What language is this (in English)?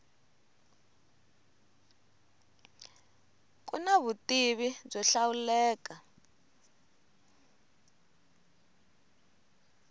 Tsonga